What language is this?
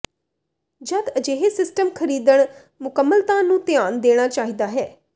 Punjabi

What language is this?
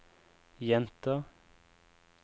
Norwegian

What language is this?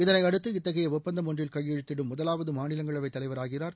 Tamil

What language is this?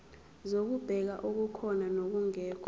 Zulu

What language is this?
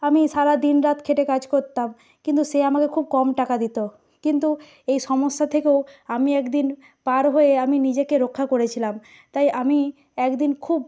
Bangla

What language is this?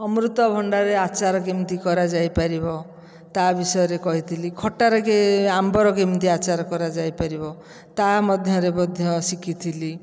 Odia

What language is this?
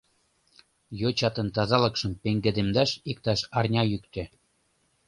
Mari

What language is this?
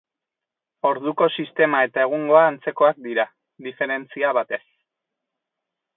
Basque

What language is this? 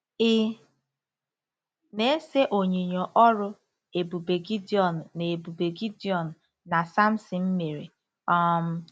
Igbo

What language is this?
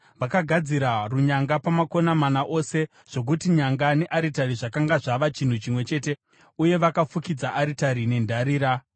Shona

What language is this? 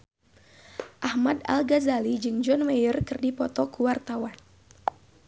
Sundanese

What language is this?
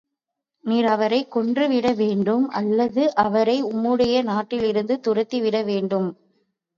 Tamil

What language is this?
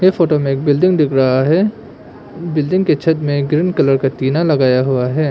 Hindi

